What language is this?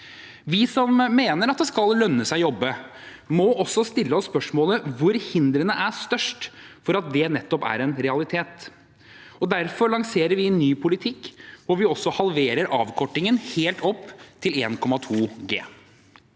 Norwegian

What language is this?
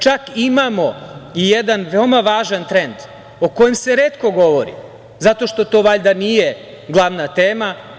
Serbian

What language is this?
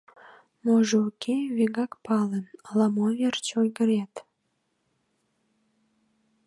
Mari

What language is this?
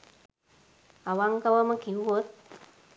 Sinhala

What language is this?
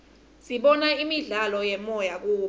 Swati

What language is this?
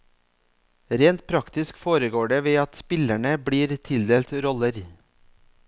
Norwegian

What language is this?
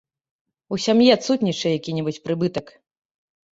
Belarusian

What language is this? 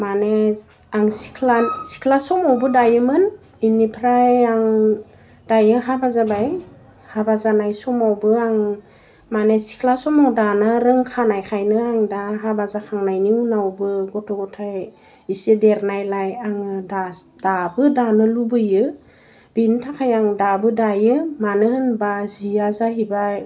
Bodo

